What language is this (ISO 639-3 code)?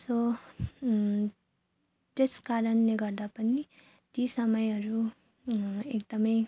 nep